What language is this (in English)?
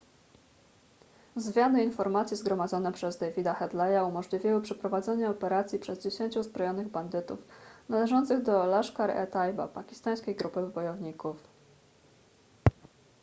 Polish